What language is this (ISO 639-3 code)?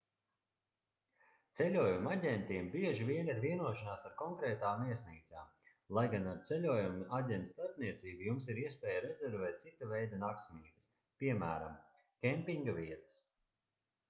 lav